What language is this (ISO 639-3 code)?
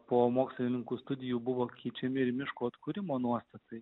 lit